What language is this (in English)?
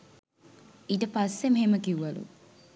Sinhala